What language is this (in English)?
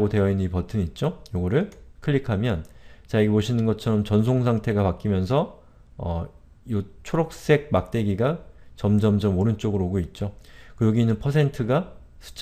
Korean